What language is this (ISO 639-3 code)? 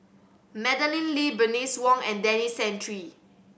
eng